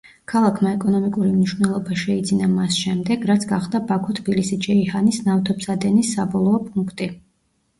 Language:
Georgian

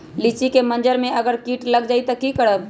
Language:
Magahi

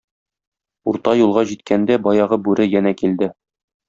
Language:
Tatar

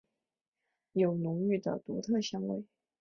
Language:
Chinese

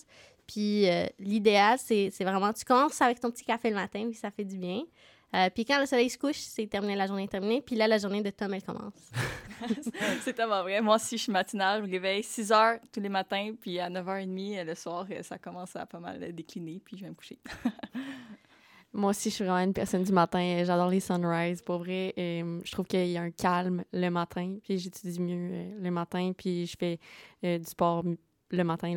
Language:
French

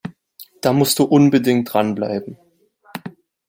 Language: German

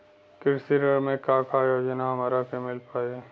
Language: Bhojpuri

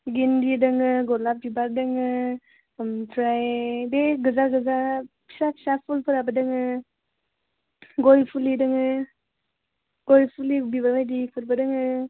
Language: Bodo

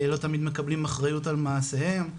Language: Hebrew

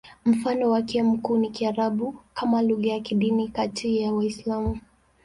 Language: Swahili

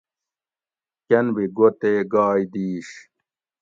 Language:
Gawri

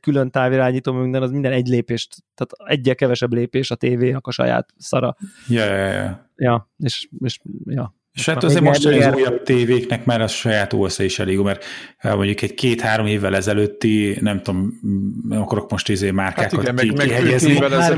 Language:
Hungarian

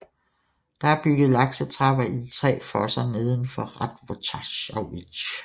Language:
Danish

